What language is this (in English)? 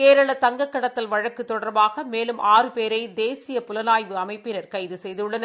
Tamil